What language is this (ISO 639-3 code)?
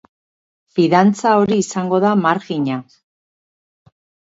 eus